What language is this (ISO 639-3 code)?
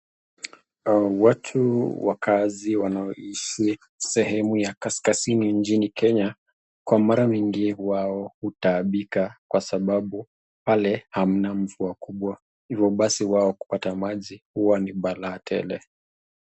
swa